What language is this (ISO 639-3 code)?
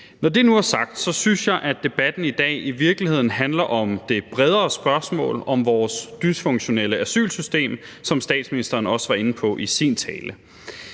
dan